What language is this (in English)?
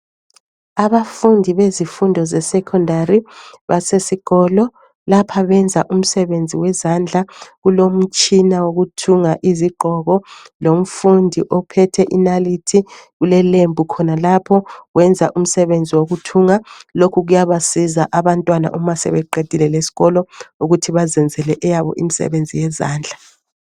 North Ndebele